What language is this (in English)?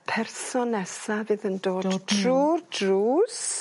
Welsh